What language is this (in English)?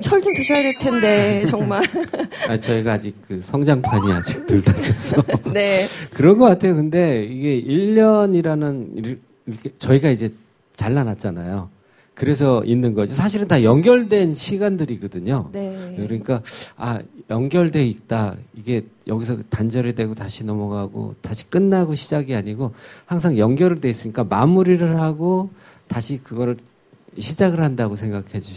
Korean